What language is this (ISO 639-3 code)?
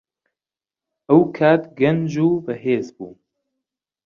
ckb